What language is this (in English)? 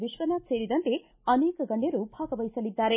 Kannada